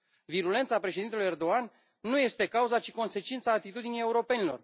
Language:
Romanian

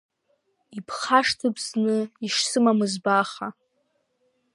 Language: Abkhazian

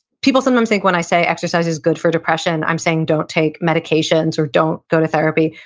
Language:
English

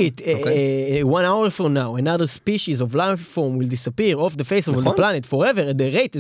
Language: Hebrew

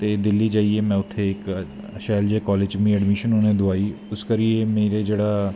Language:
Dogri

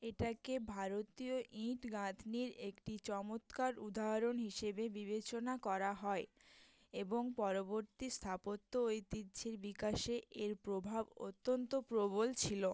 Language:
Bangla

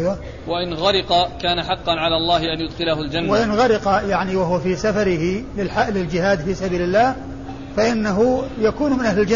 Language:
Arabic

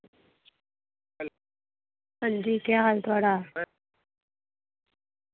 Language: Dogri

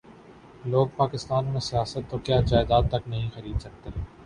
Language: Urdu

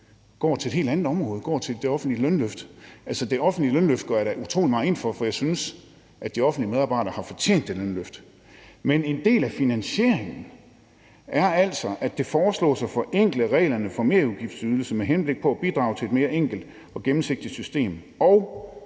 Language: Danish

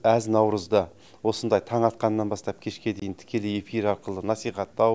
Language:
Kazakh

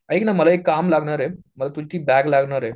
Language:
Marathi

